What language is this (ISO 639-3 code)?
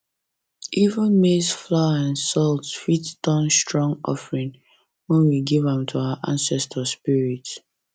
pcm